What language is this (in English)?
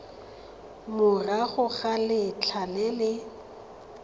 Tswana